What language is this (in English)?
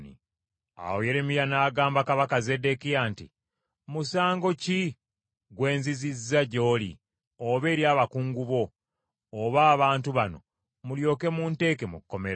Ganda